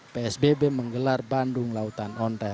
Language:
Indonesian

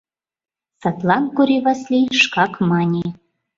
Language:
Mari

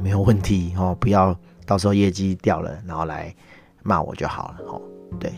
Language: Chinese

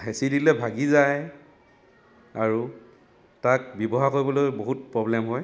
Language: Assamese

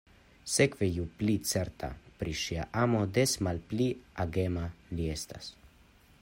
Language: Esperanto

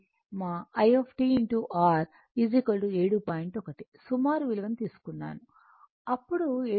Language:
Telugu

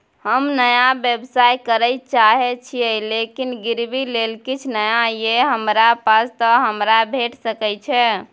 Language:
Maithili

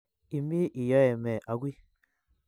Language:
Kalenjin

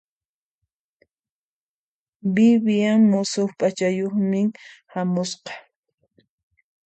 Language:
Puno Quechua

